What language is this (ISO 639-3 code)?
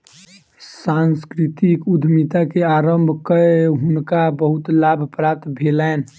mai